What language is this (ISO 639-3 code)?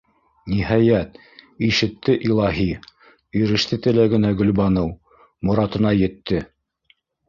bak